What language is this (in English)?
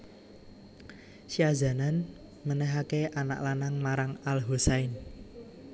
Javanese